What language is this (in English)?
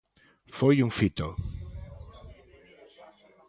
Galician